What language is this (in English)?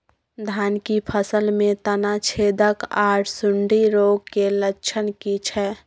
Maithili